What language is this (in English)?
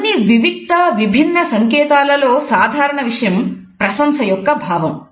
Telugu